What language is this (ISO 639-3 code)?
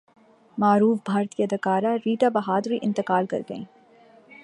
urd